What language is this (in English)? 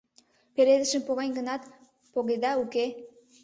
Mari